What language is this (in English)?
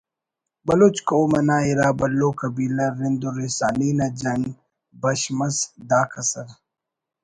Brahui